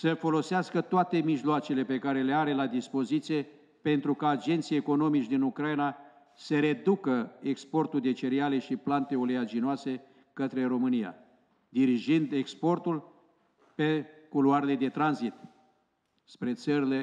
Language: Romanian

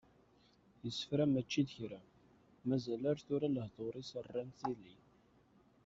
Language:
Kabyle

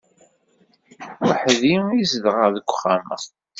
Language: Kabyle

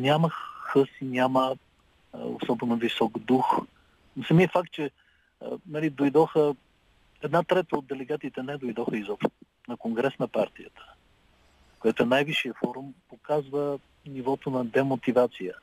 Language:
Bulgarian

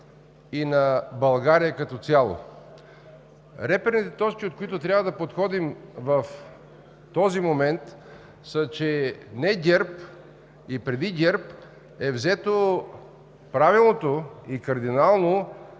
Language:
Bulgarian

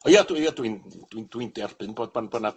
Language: Welsh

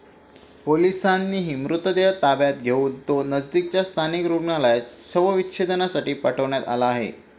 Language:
Marathi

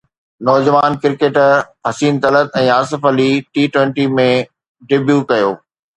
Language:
Sindhi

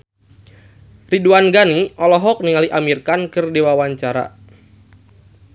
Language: Sundanese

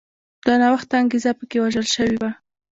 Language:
Pashto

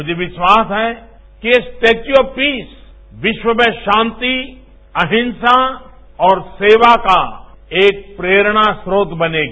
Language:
Hindi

